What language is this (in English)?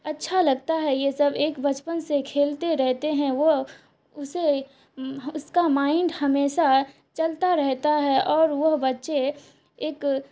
Urdu